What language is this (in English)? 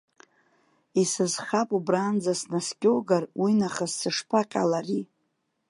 Abkhazian